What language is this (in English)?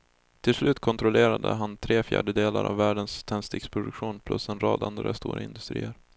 Swedish